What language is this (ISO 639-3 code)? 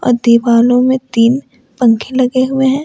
hin